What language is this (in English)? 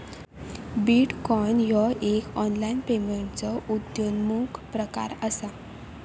Marathi